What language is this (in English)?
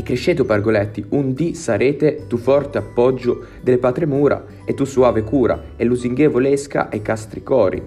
Italian